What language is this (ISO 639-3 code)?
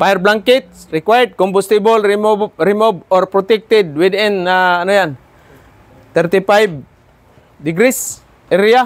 fil